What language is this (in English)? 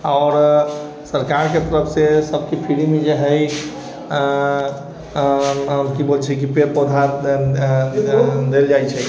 Maithili